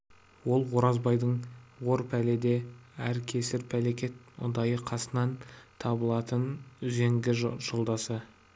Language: Kazakh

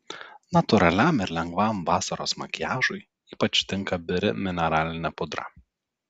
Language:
Lithuanian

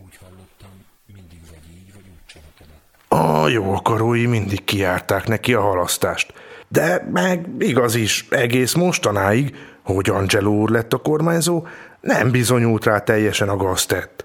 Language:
Hungarian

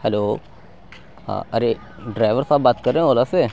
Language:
Urdu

